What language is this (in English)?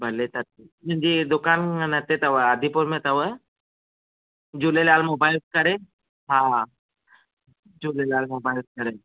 Sindhi